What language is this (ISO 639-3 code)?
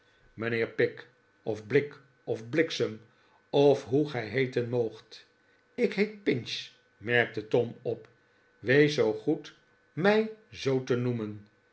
nld